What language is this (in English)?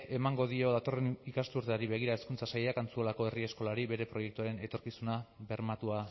Basque